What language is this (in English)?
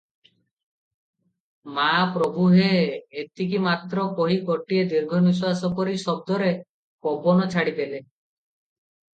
Odia